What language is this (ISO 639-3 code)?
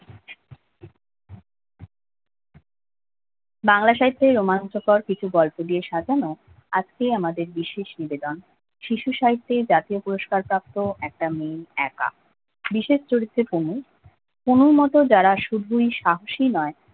ben